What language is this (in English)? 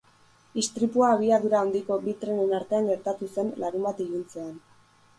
Basque